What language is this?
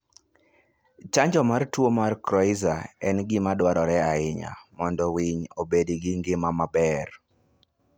Luo (Kenya and Tanzania)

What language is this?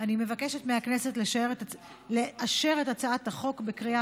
Hebrew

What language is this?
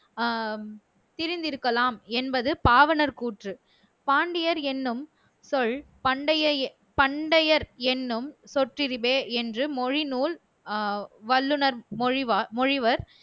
Tamil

